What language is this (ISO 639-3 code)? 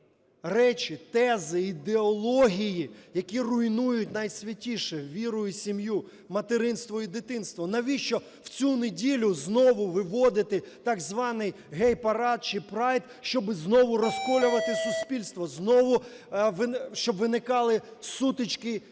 ukr